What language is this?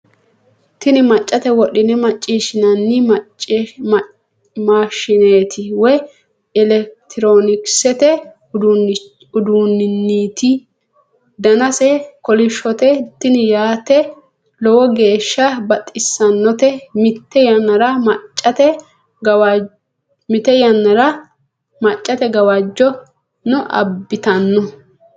Sidamo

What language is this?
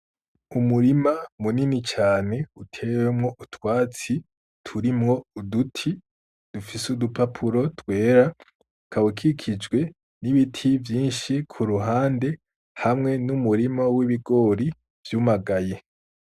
Rundi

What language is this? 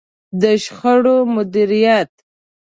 Pashto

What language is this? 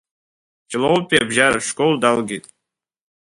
Abkhazian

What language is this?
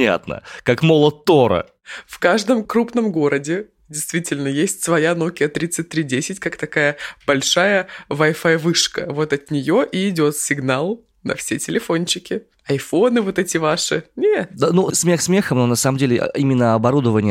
Russian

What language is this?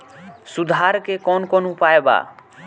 Bhojpuri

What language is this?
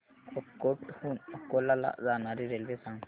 Marathi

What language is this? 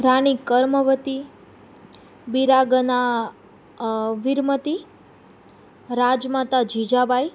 Gujarati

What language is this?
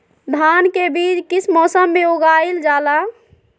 Magahi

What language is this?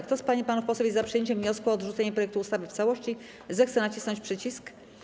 Polish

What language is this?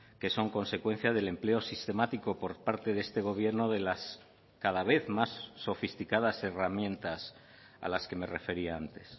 Spanish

